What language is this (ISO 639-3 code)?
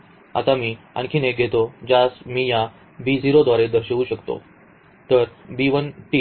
mar